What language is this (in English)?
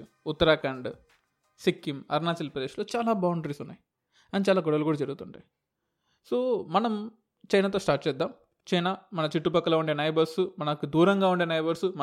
Telugu